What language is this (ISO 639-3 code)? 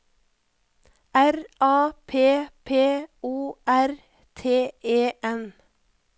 nor